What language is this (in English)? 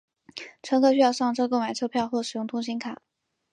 Chinese